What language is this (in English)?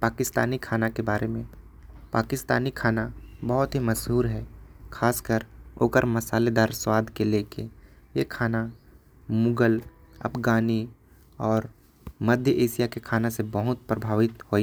Korwa